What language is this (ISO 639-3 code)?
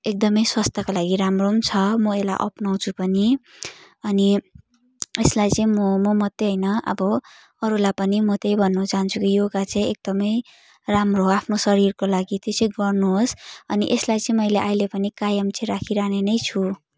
nep